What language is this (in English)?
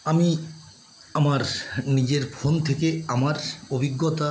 Bangla